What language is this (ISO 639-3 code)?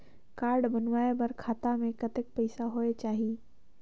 hne